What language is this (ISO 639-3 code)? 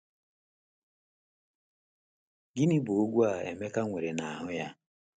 ibo